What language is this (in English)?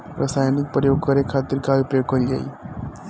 Bhojpuri